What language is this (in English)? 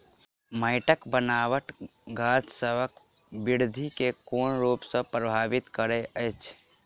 Maithili